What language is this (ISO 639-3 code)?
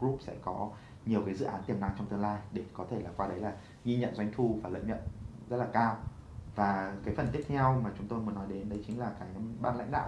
vie